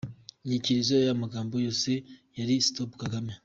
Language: Kinyarwanda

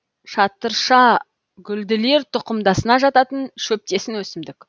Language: Kazakh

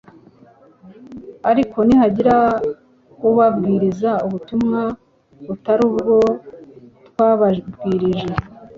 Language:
Kinyarwanda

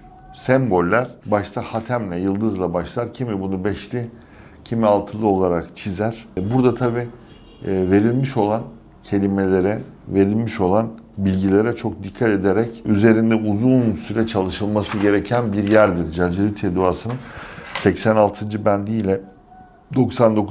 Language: Turkish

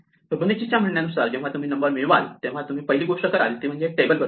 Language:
Marathi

